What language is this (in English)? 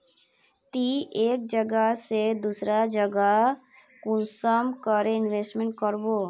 Magahi